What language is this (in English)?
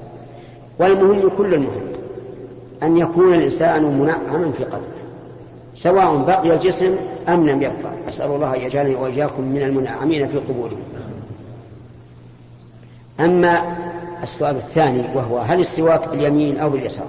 Arabic